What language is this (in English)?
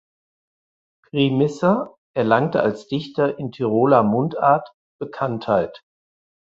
German